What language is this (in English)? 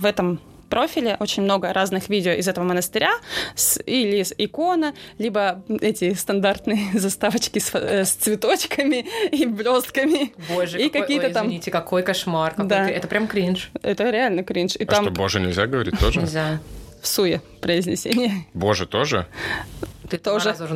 Russian